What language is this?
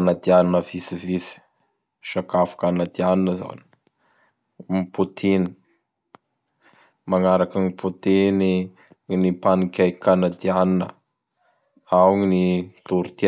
Bara Malagasy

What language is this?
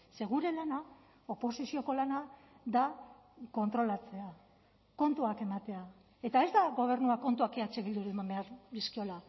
Basque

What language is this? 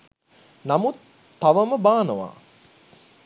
Sinhala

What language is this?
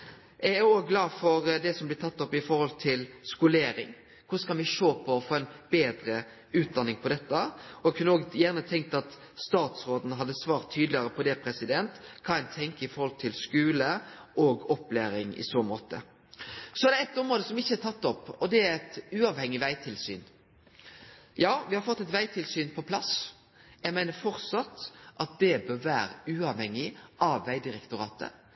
Norwegian Nynorsk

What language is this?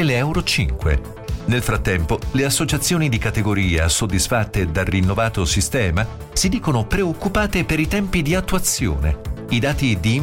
Italian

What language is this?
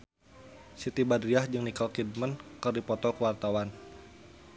Sundanese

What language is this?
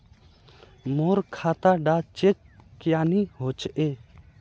Magahi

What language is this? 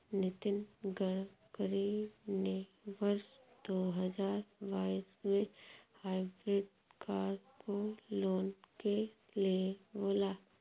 Hindi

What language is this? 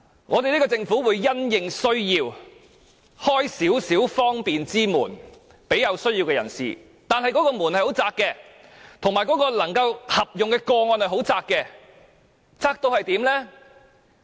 Cantonese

